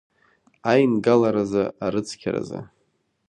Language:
Abkhazian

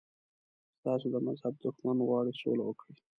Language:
Pashto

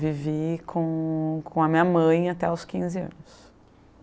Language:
Portuguese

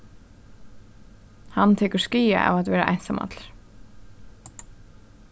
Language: Faroese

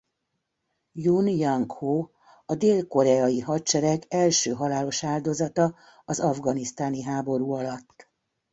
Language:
Hungarian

